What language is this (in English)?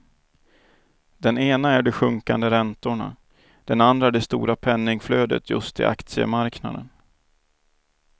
Swedish